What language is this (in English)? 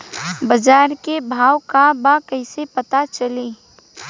Bhojpuri